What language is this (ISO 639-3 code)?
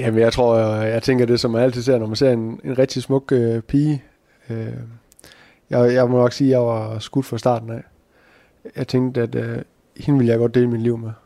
dan